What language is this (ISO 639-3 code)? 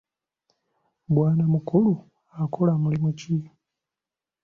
lug